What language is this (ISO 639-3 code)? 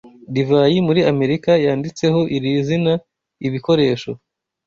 kin